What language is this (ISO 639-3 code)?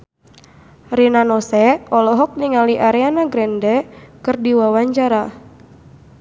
sun